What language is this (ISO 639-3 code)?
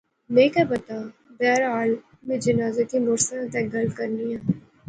phr